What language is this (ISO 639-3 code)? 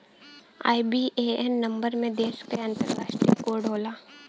bho